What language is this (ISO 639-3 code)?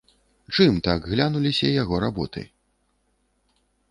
bel